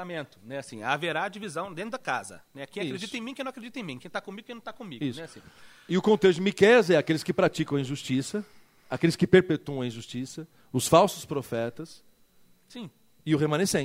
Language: Portuguese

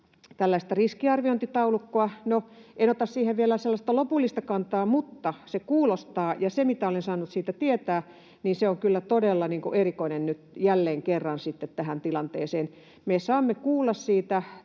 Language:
Finnish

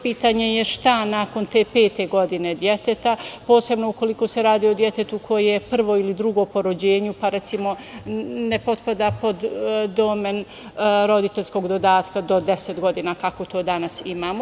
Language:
Serbian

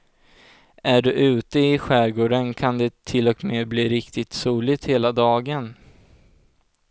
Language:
Swedish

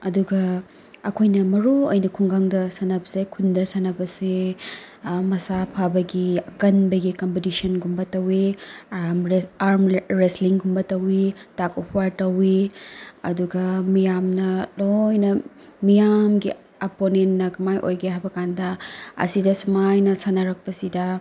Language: Manipuri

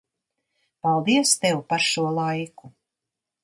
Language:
Latvian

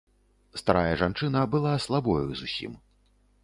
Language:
Belarusian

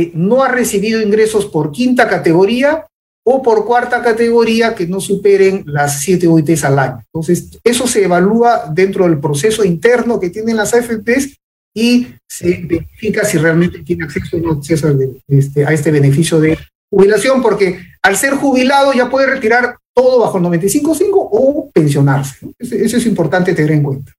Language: Spanish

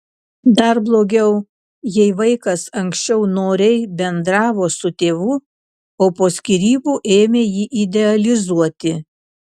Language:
Lithuanian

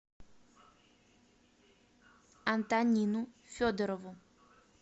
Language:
Russian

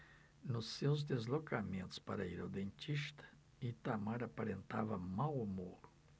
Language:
Portuguese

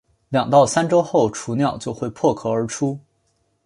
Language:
Chinese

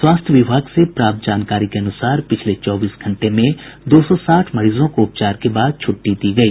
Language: Hindi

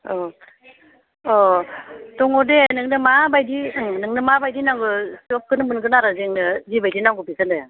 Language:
Bodo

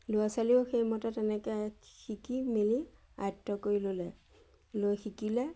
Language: Assamese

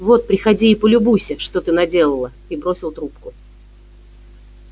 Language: Russian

